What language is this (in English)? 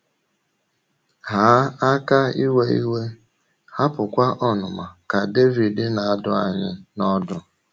Igbo